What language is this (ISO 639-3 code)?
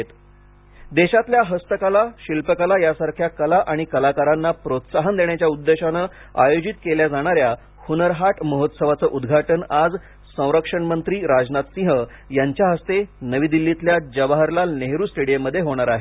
mar